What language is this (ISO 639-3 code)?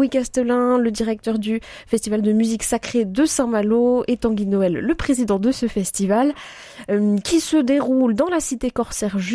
fra